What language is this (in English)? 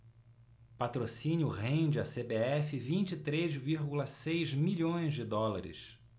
Portuguese